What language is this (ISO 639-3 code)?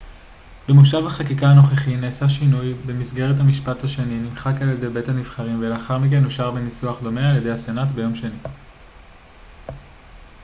heb